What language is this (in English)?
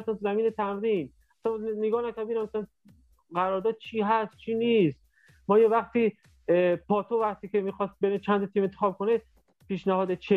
Persian